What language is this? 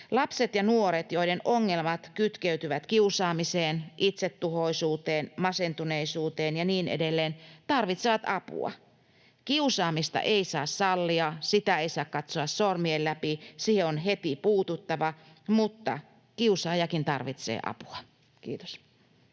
Finnish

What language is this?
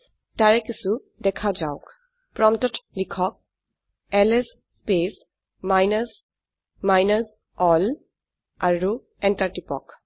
Assamese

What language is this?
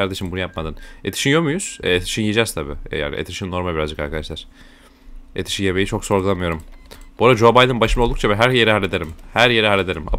Turkish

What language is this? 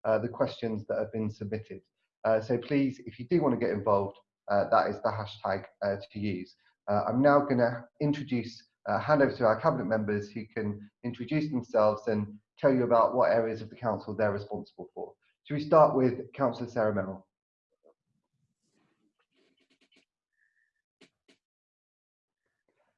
English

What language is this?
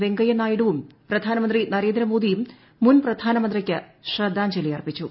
Malayalam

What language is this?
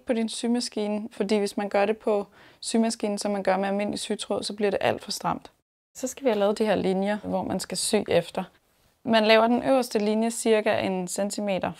Danish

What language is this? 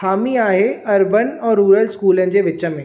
Sindhi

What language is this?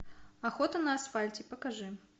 Russian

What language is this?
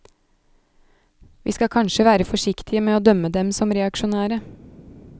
Norwegian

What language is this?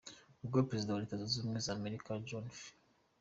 Kinyarwanda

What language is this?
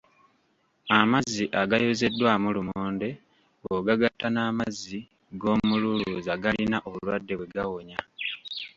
Ganda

